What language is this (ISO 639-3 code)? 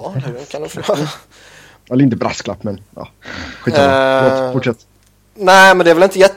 swe